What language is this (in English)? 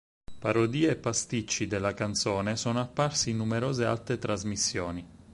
Italian